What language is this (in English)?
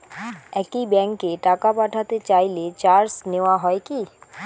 Bangla